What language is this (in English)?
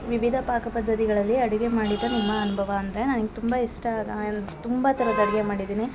Kannada